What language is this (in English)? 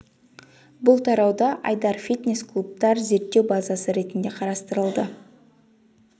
Kazakh